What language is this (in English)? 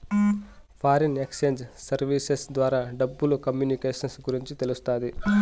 Telugu